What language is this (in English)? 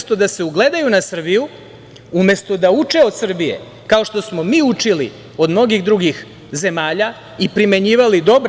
Serbian